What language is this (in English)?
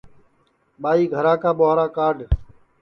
Sansi